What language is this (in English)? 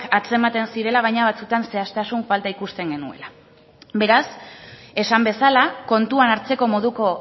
Basque